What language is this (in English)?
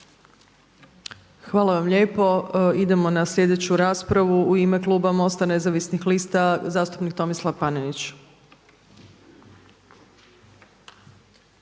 Croatian